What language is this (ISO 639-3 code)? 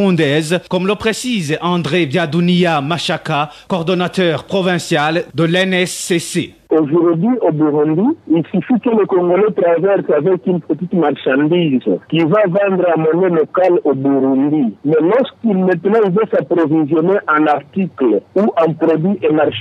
fra